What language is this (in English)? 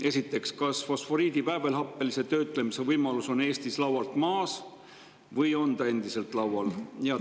Estonian